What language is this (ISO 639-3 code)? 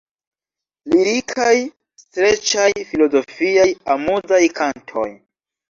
epo